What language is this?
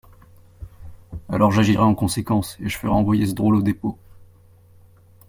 French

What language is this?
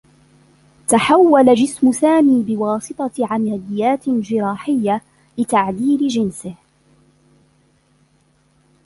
Arabic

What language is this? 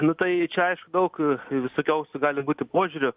Lithuanian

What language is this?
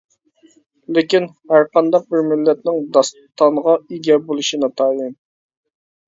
Uyghur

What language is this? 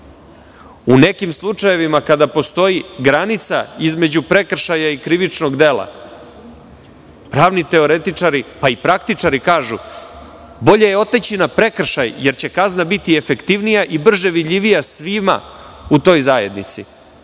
Serbian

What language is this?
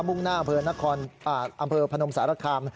Thai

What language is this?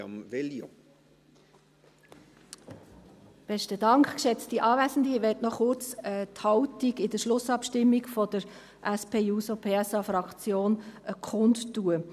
Swiss German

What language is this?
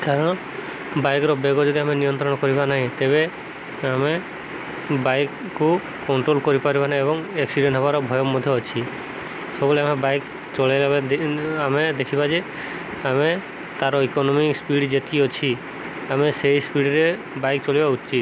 Odia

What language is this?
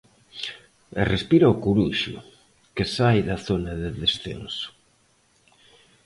Galician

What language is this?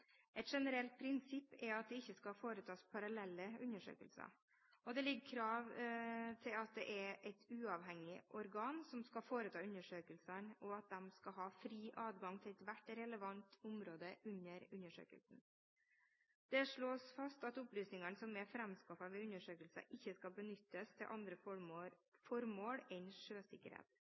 Norwegian Bokmål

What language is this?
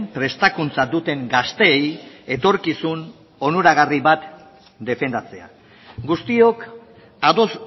Basque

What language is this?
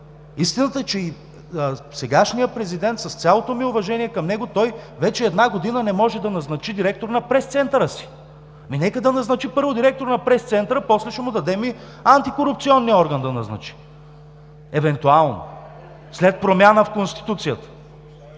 Bulgarian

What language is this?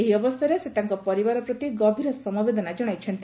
Odia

